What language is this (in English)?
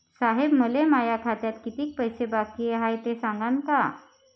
Marathi